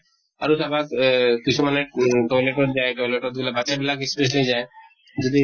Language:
Assamese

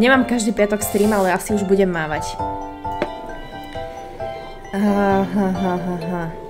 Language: Polish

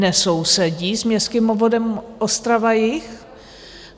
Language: Czech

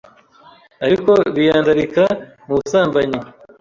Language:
Kinyarwanda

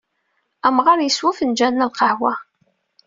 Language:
Kabyle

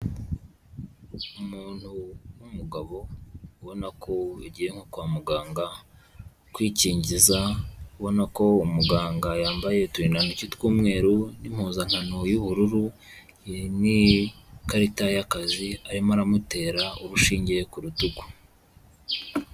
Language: Kinyarwanda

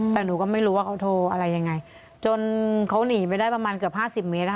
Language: Thai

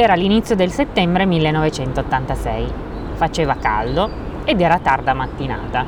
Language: Italian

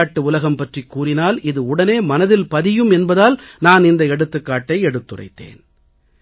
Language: Tamil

